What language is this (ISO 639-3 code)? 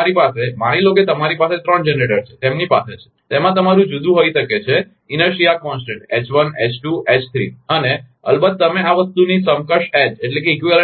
guj